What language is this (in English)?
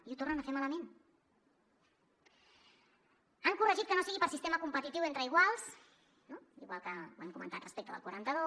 Catalan